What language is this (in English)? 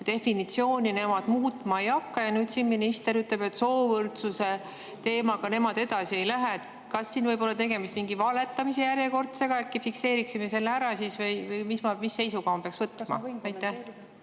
Estonian